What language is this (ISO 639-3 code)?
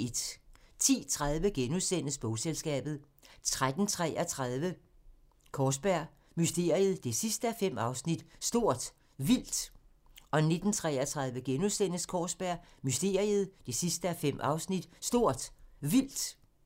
dan